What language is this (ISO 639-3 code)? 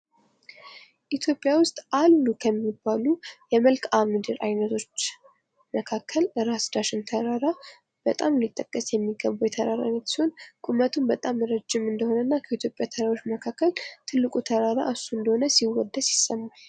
amh